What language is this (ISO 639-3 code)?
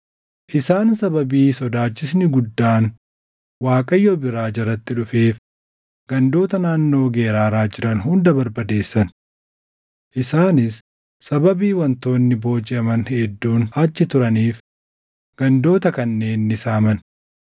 orm